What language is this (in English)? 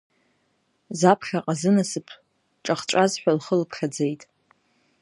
Abkhazian